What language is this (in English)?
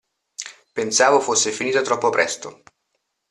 Italian